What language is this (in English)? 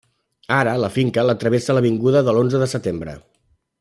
Catalan